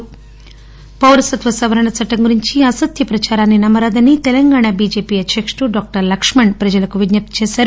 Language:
Telugu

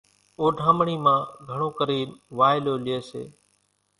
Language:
Kachi Koli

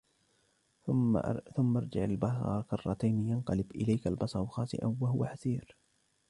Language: Arabic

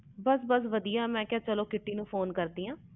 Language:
Punjabi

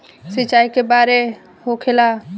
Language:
Bhojpuri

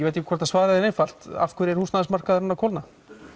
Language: Icelandic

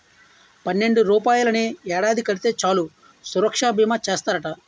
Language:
Telugu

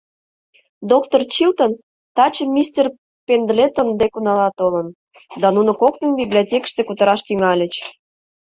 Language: Mari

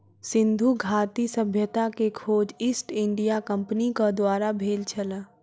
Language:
Maithili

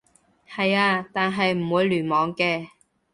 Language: Cantonese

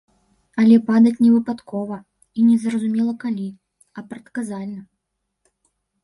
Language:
Belarusian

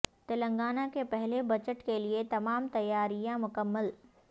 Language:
Urdu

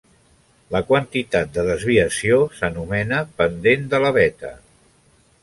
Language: Catalan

